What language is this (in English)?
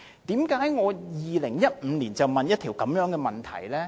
Cantonese